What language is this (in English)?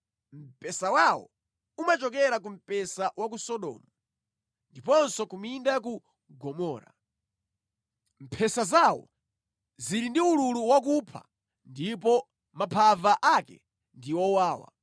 Nyanja